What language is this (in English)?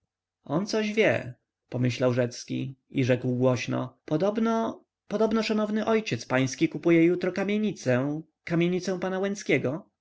Polish